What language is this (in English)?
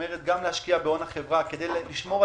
Hebrew